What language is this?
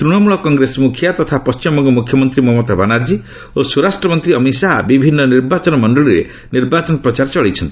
Odia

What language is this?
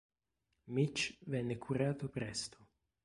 Italian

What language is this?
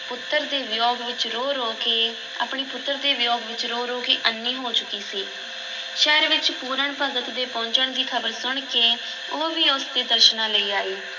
Punjabi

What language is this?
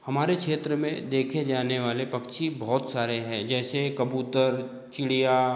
Hindi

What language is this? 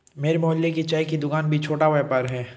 Hindi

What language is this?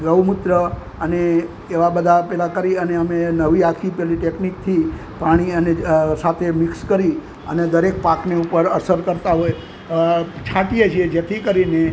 Gujarati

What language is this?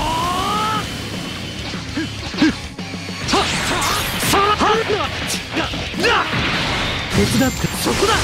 Japanese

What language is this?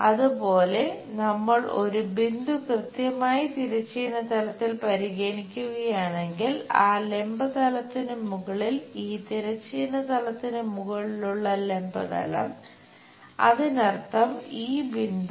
Malayalam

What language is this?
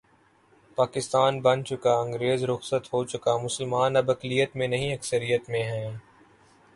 Urdu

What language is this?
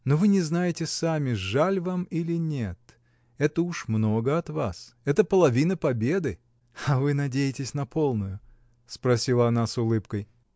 Russian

